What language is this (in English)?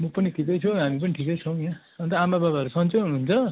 Nepali